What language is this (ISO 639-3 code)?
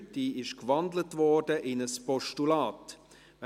gsw